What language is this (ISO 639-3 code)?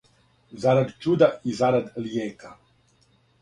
srp